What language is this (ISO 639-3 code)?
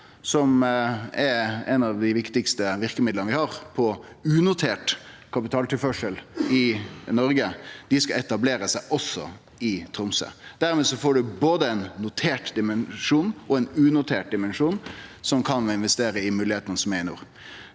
nor